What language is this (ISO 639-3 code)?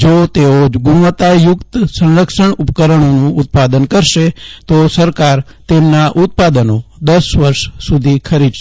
guj